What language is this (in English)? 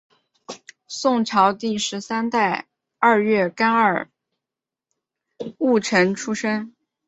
Chinese